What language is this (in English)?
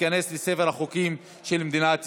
Hebrew